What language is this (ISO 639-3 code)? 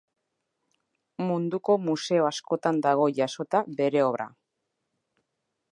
eus